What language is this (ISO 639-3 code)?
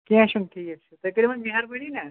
kas